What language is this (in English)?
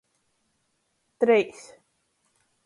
Latgalian